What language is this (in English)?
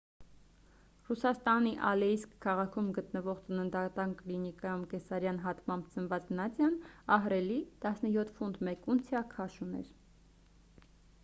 Armenian